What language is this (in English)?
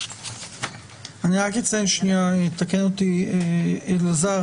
Hebrew